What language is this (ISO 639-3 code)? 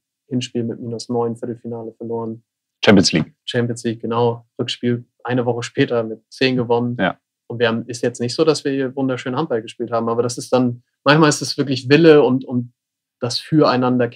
deu